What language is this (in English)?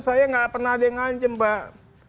Indonesian